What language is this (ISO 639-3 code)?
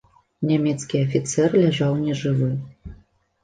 bel